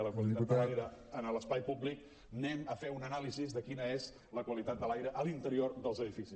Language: Catalan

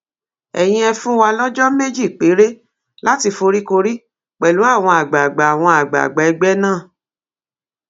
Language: Yoruba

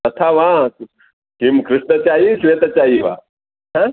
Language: Sanskrit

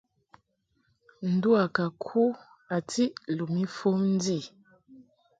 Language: Mungaka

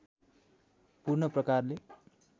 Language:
Nepali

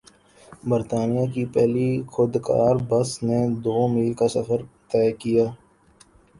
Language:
Urdu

